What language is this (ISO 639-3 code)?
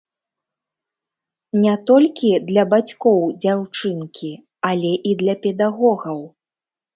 bel